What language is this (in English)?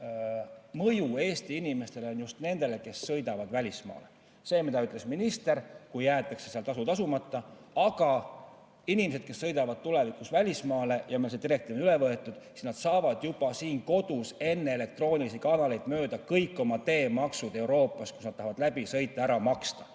Estonian